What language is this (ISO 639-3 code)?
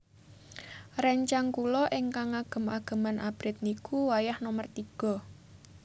jav